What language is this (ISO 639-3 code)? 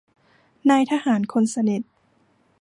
tha